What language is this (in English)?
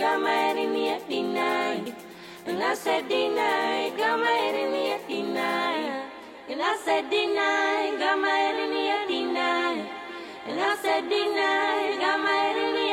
Greek